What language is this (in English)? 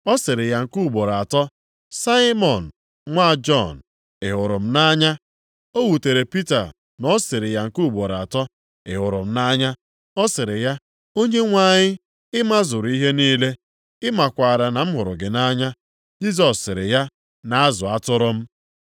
Igbo